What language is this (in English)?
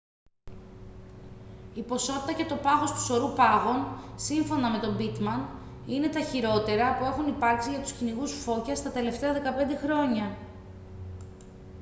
Greek